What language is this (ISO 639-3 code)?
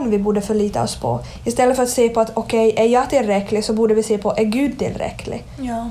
swe